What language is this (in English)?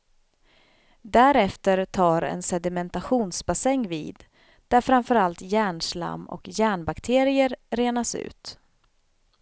Swedish